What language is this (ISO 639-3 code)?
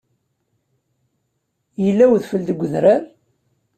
kab